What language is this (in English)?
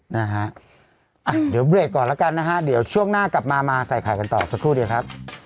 Thai